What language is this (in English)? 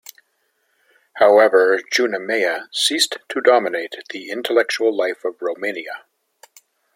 English